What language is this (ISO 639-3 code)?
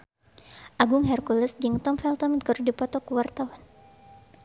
sun